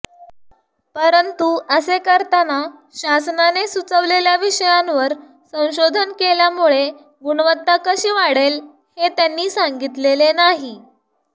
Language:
Marathi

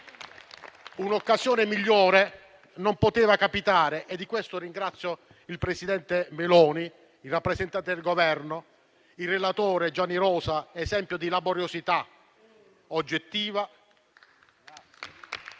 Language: Italian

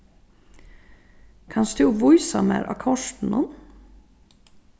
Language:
Faroese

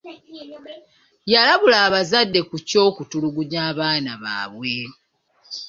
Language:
Ganda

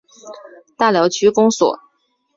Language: Chinese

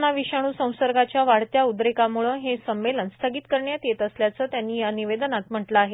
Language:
Marathi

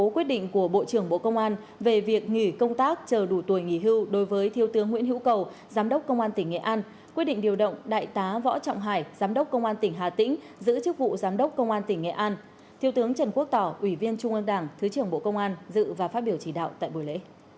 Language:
Vietnamese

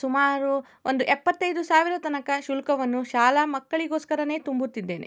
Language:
Kannada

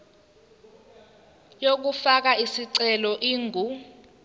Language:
Zulu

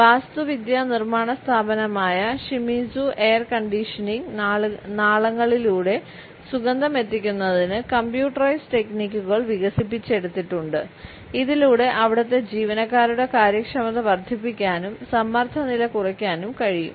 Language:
Malayalam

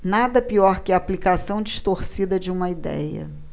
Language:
Portuguese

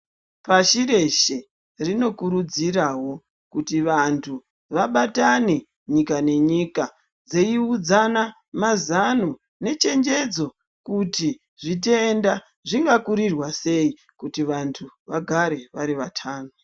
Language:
Ndau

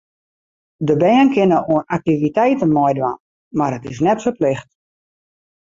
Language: Western Frisian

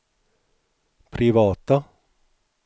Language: Swedish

